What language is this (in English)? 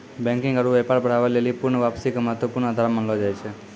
Maithili